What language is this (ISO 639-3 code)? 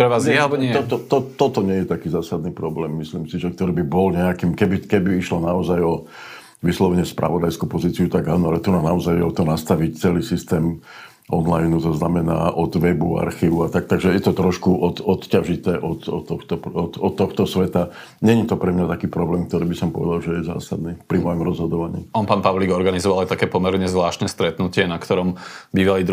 slk